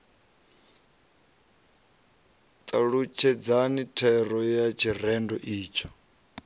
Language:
Venda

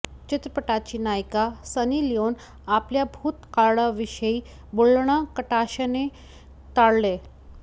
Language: Marathi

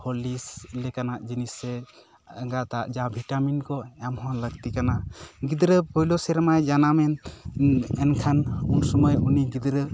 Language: Santali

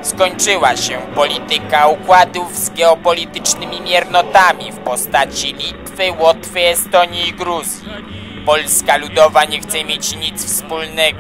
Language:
Polish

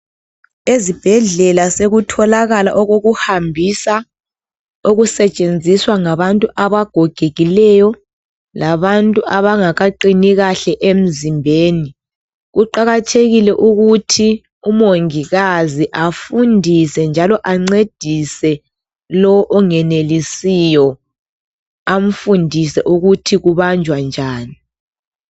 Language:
North Ndebele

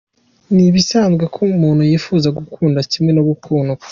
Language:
Kinyarwanda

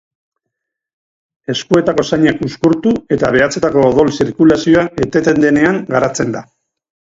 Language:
Basque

